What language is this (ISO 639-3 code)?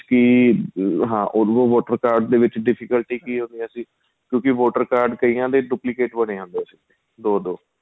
pan